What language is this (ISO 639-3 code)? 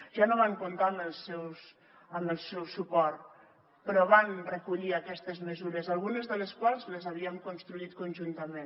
cat